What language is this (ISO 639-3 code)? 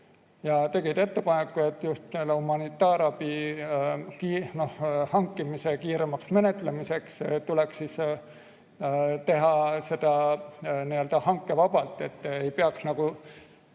est